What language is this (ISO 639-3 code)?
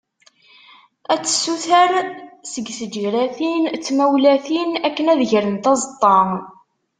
kab